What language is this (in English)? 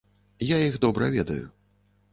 Belarusian